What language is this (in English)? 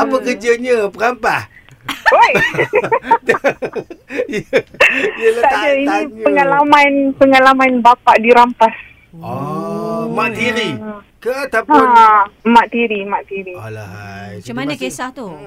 Malay